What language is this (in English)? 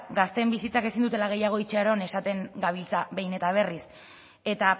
Basque